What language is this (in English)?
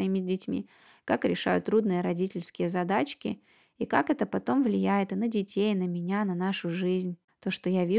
Russian